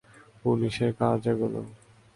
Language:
Bangla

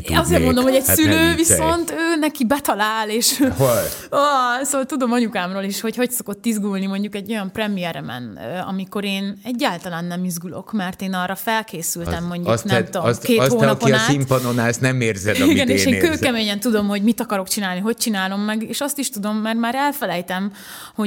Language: Hungarian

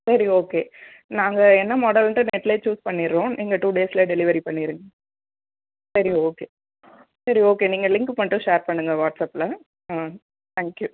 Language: Tamil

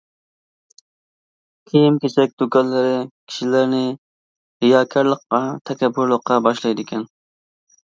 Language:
Uyghur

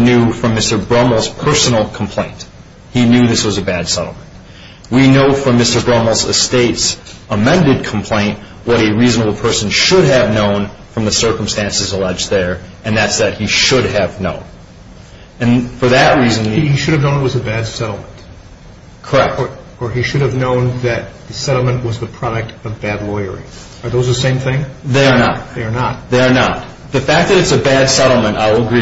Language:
English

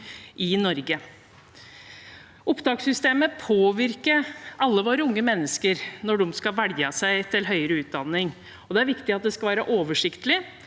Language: Norwegian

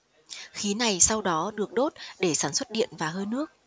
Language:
Vietnamese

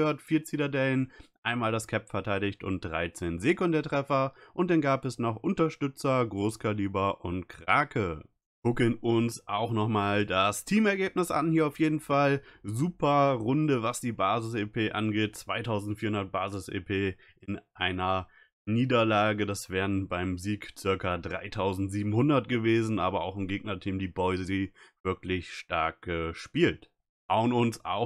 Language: German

